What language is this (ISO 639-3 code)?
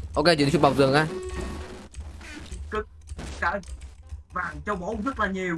vie